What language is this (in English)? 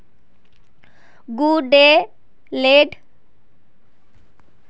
Magahi